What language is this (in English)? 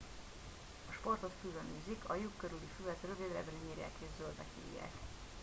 Hungarian